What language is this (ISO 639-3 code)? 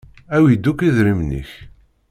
kab